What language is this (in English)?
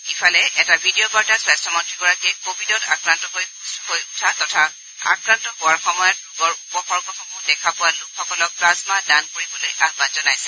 Assamese